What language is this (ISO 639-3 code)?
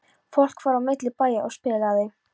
isl